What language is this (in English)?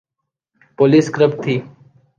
Urdu